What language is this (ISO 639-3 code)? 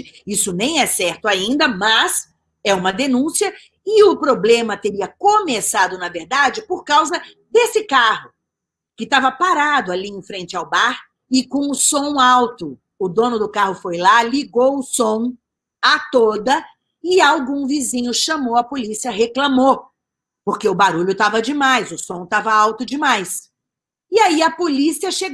por